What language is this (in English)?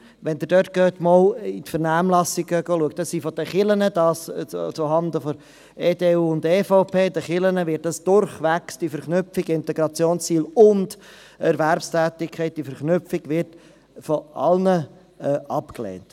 Swiss German